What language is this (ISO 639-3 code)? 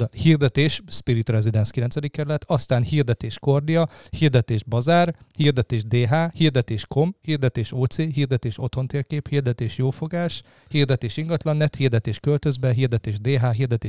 hun